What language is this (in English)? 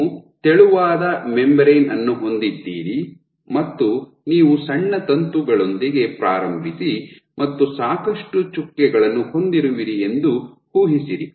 Kannada